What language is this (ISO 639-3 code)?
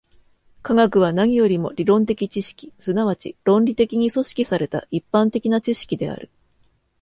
jpn